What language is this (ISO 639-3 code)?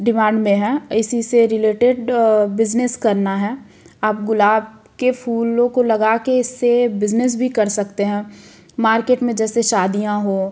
hin